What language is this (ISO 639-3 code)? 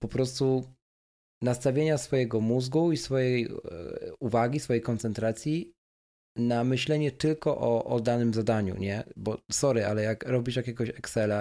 pol